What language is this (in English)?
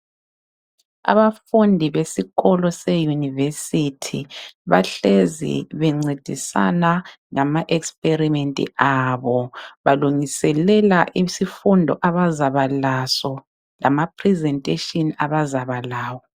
North Ndebele